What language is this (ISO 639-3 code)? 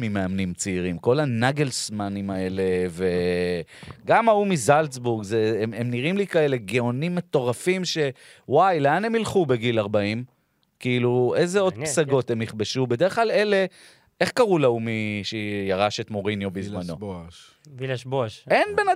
heb